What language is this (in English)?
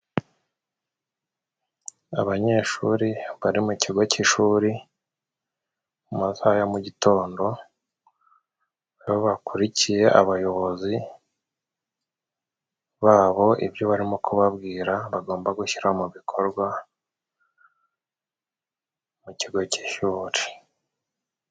Kinyarwanda